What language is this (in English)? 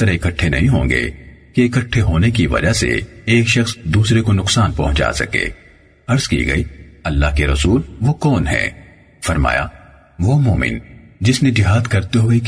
Urdu